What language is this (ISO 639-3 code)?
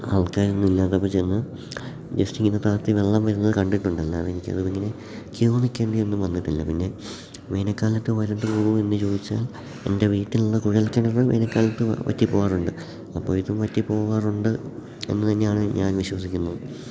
mal